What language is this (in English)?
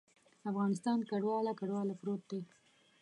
Pashto